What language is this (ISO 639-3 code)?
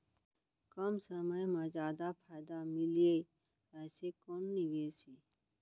hne